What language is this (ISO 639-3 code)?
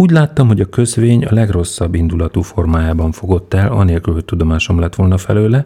hun